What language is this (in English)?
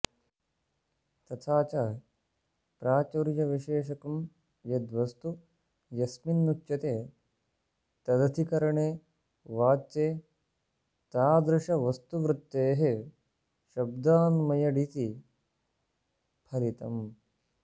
Sanskrit